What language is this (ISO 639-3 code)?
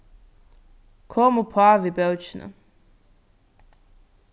fao